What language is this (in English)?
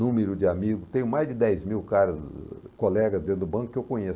Portuguese